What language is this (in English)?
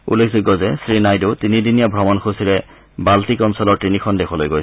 Assamese